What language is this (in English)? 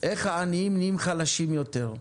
Hebrew